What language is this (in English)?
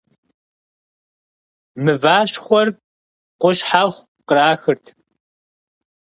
Kabardian